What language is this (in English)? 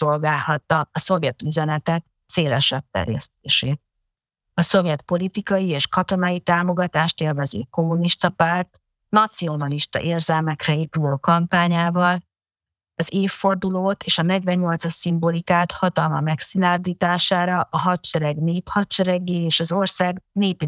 Hungarian